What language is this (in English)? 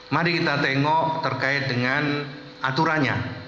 Indonesian